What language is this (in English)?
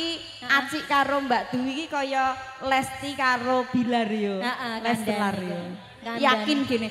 Indonesian